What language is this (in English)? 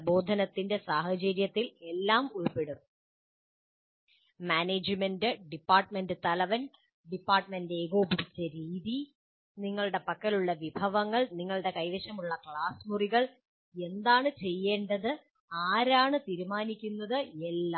Malayalam